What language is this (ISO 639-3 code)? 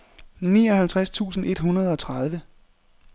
dan